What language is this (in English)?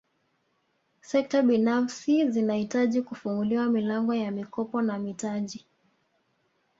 Swahili